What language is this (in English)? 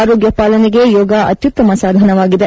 Kannada